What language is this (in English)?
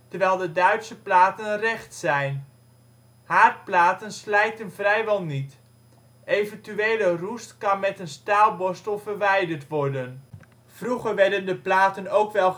Dutch